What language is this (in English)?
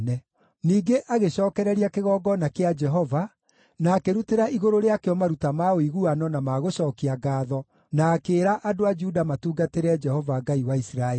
Kikuyu